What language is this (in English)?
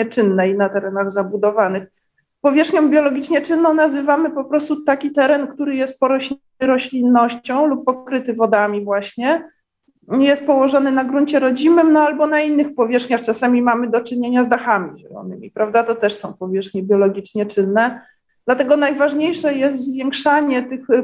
Polish